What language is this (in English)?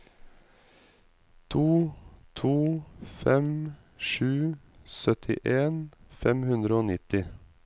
Norwegian